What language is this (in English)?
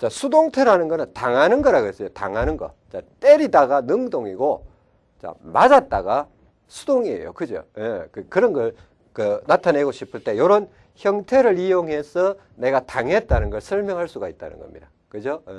Korean